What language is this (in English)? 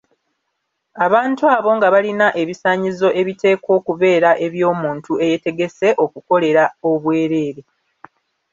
Ganda